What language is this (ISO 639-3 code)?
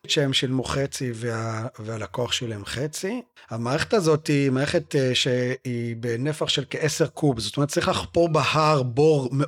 heb